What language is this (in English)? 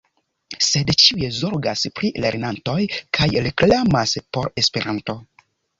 Esperanto